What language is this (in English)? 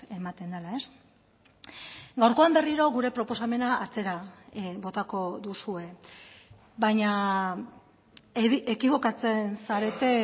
Basque